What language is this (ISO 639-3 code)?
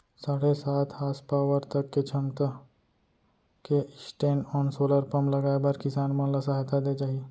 hne